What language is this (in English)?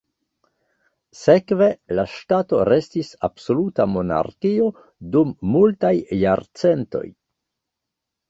Esperanto